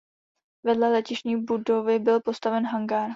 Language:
Czech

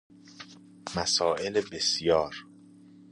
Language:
Persian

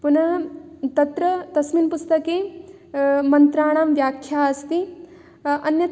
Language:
Sanskrit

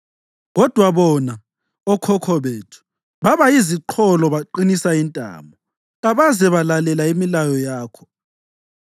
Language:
North Ndebele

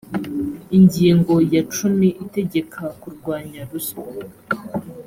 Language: Kinyarwanda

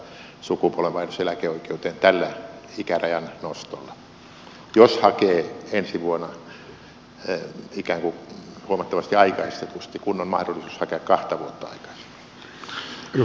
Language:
Finnish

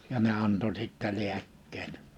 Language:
Finnish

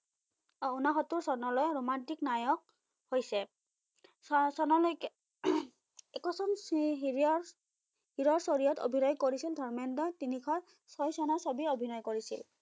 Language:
Assamese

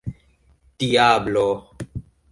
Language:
Esperanto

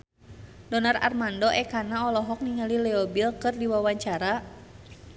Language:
Sundanese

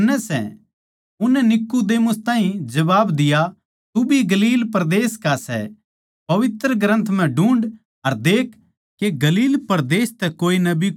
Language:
Haryanvi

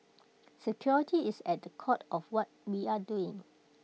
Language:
English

